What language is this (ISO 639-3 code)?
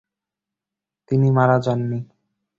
ben